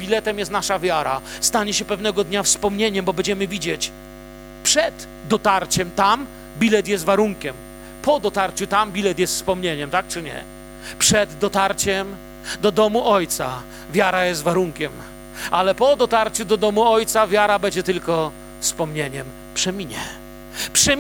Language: Polish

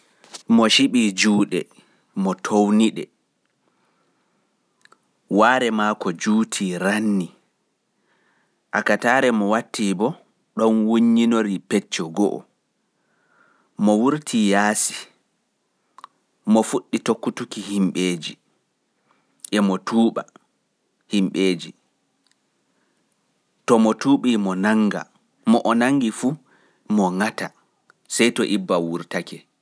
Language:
Pular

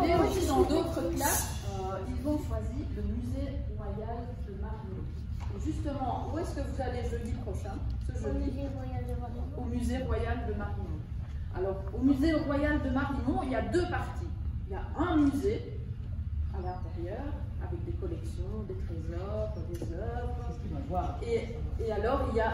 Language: French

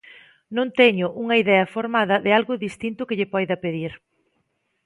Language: Galician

